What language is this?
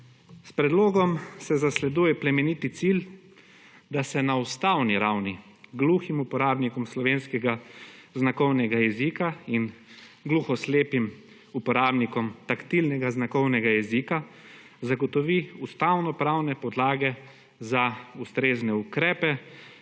Slovenian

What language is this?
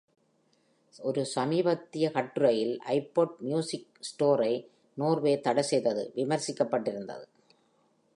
Tamil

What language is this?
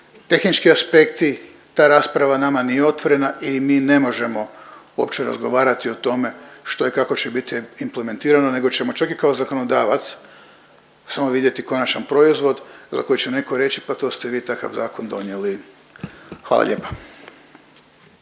Croatian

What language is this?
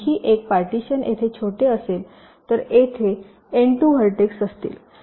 Marathi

